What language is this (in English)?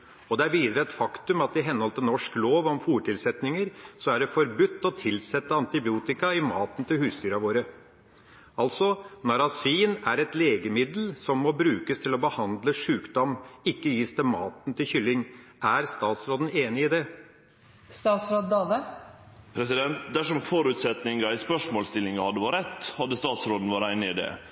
Norwegian